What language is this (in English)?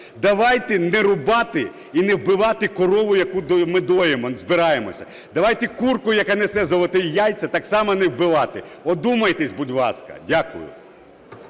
Ukrainian